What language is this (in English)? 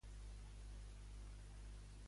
Catalan